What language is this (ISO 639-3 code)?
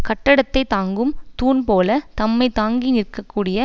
tam